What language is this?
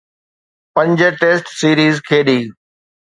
Sindhi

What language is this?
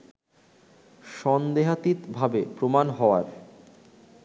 Bangla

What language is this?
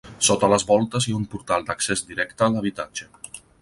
Catalan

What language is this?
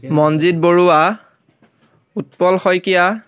Assamese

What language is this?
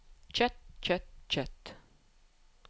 Norwegian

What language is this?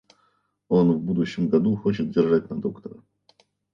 Russian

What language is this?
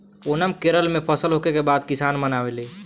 Bhojpuri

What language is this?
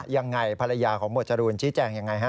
Thai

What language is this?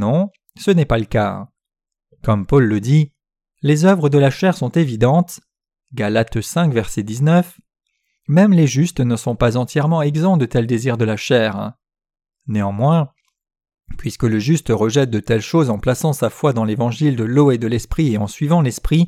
French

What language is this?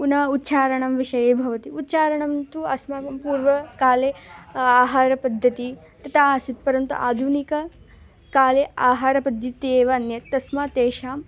Sanskrit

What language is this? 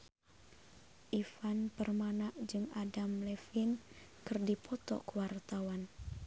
Sundanese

